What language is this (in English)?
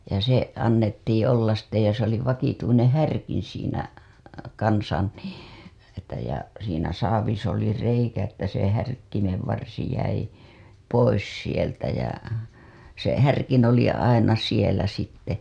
Finnish